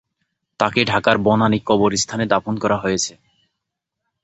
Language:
Bangla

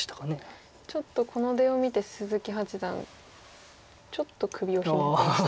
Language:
Japanese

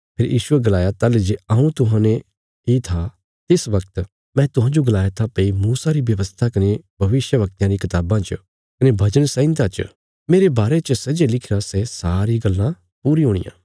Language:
Bilaspuri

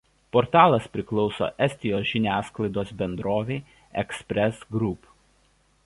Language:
Lithuanian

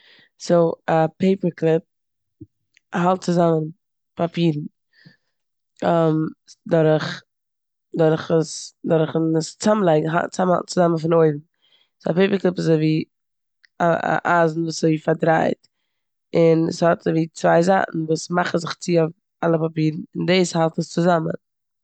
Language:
Yiddish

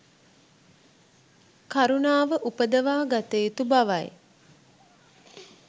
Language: Sinhala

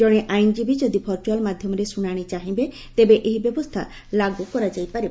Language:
Odia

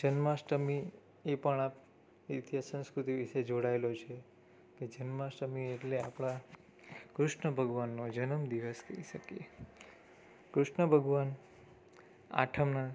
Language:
Gujarati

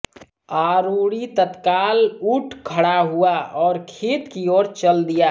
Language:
Hindi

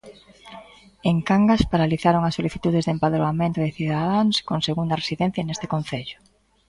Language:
Galician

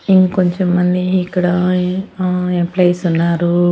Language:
Telugu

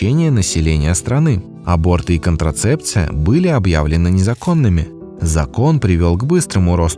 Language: Russian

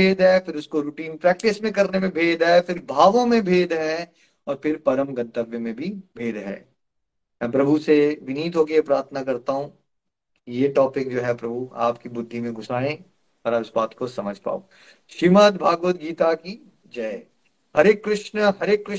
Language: Hindi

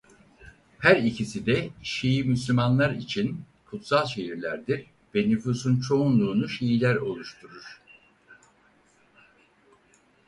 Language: Turkish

